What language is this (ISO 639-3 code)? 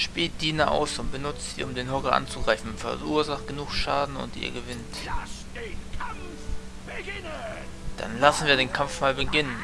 deu